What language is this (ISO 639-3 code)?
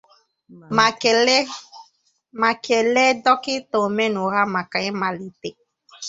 ibo